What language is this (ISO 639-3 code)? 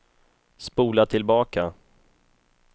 swe